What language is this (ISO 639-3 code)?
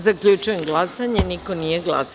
srp